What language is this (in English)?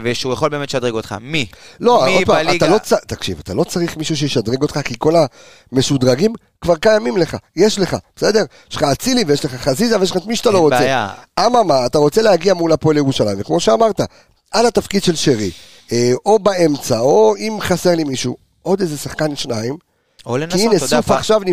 Hebrew